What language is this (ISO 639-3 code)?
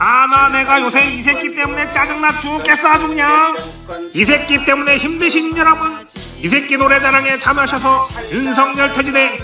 kor